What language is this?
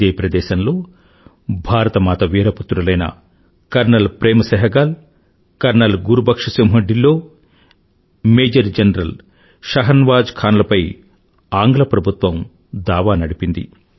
Telugu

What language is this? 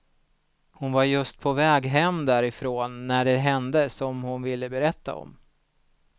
Swedish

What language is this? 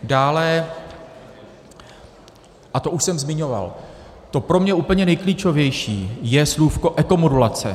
Czech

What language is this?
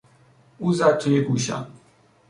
Persian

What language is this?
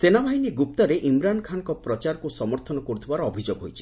Odia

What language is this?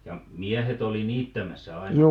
Finnish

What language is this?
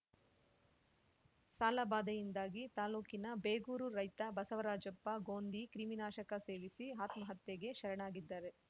Kannada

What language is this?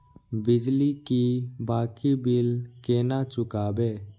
Maithili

